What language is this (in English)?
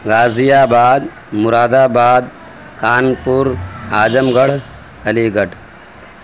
Urdu